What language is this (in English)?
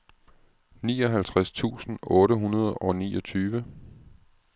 Danish